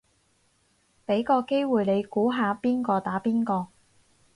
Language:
Cantonese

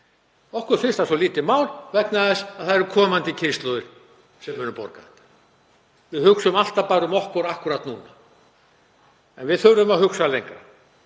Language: Icelandic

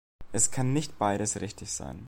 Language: German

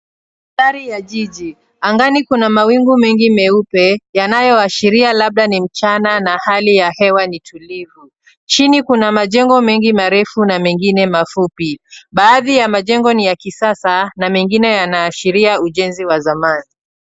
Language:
Swahili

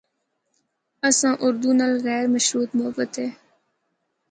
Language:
Northern Hindko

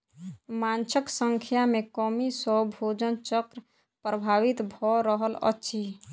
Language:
Maithili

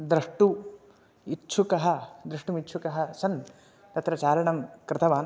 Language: Sanskrit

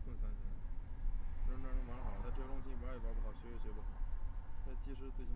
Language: Chinese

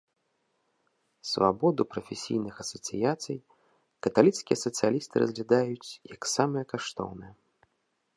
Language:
Belarusian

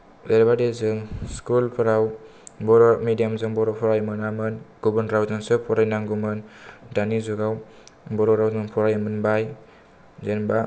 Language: Bodo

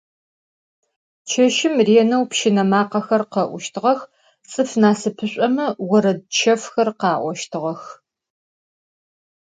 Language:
Adyghe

